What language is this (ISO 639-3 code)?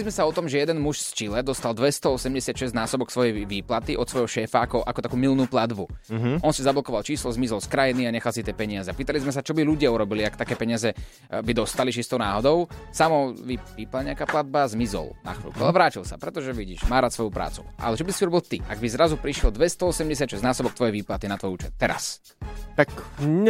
slk